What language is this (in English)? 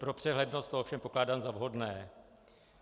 Czech